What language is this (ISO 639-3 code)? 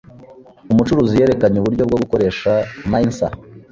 kin